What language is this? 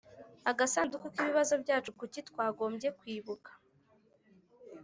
Kinyarwanda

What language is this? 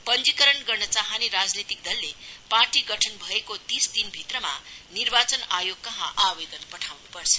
Nepali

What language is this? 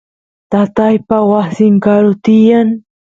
Santiago del Estero Quichua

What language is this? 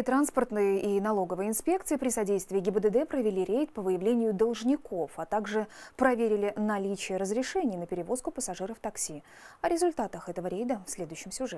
Russian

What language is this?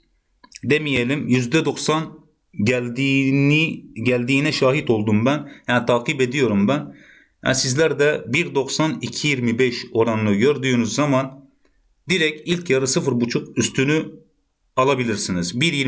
Turkish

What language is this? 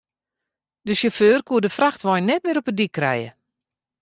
Western Frisian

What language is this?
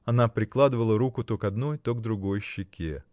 Russian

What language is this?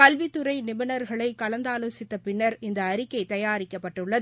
Tamil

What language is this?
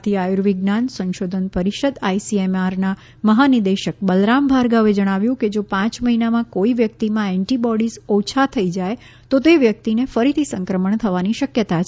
Gujarati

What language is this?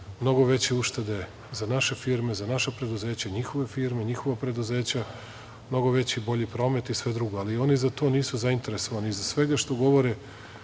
Serbian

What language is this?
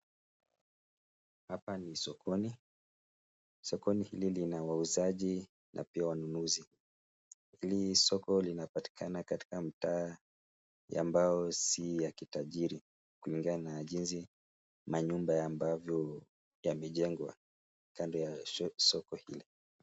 Swahili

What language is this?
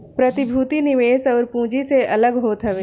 Bhojpuri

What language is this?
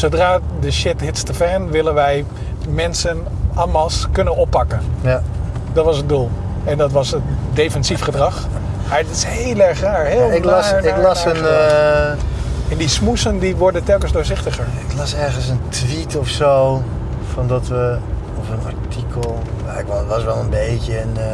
Dutch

